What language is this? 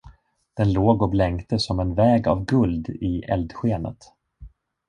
Swedish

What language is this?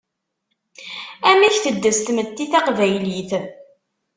Kabyle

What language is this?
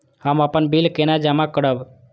Maithili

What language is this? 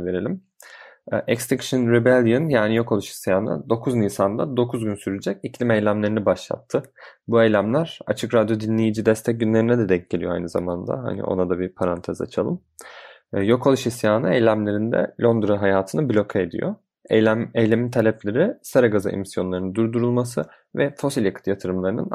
Turkish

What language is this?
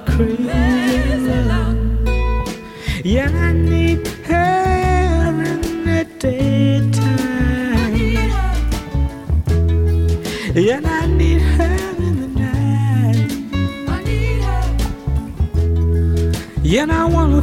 Finnish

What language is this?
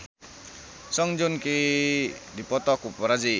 Sundanese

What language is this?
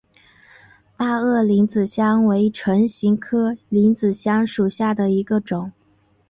Chinese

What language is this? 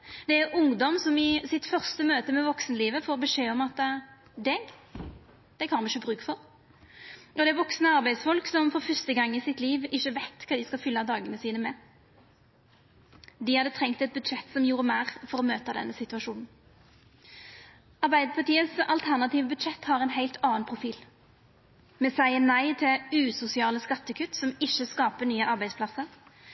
Norwegian Nynorsk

